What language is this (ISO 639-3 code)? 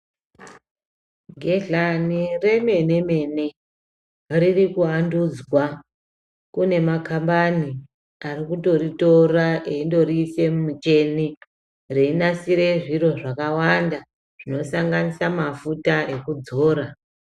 ndc